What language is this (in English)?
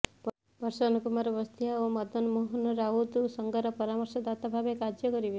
Odia